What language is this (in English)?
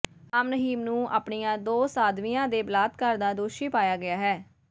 Punjabi